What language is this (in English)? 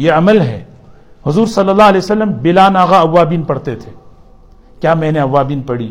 Urdu